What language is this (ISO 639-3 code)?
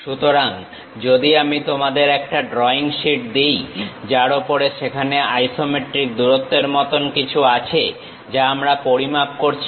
ben